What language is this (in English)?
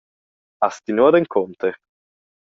Romansh